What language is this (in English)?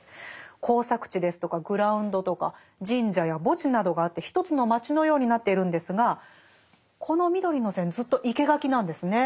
Japanese